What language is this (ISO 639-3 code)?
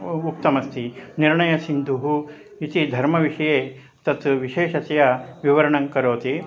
san